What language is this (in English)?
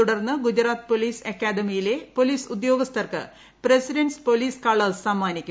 Malayalam